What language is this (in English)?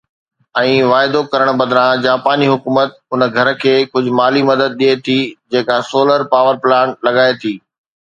Sindhi